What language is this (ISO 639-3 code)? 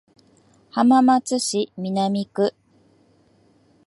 jpn